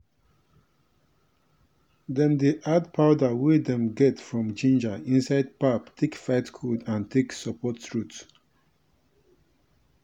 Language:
Nigerian Pidgin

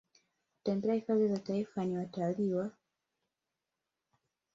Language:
Swahili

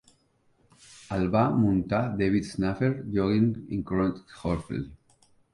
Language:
Catalan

